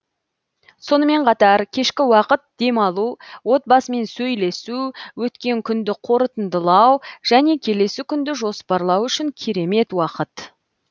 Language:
Kazakh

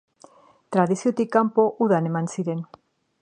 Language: Basque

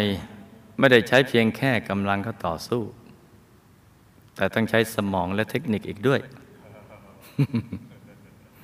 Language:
Thai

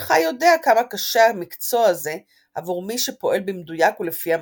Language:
Hebrew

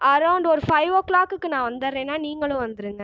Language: Tamil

